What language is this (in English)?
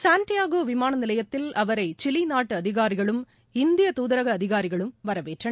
Tamil